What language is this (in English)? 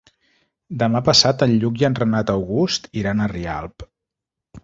Catalan